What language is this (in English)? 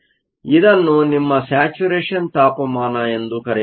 Kannada